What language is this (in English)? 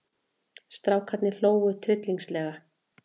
Icelandic